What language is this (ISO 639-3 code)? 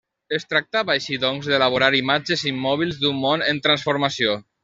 cat